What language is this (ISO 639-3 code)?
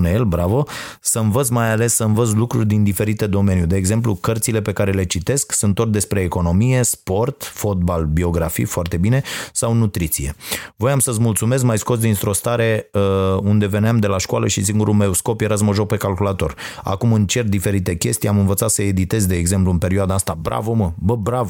ron